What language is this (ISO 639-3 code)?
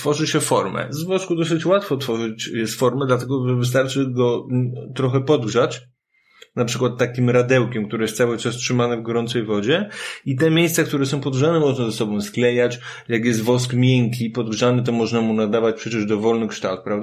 pol